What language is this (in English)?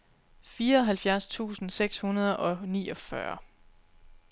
Danish